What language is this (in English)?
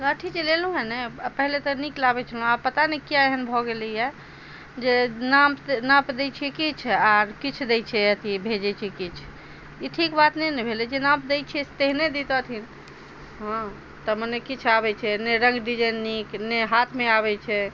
Maithili